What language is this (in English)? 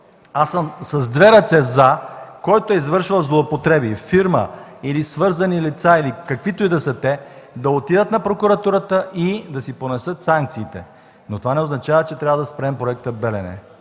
Bulgarian